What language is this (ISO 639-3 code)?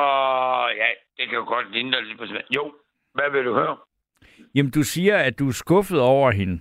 dan